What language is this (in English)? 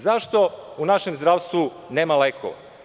Serbian